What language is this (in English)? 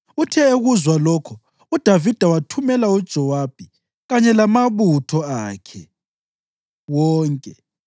North Ndebele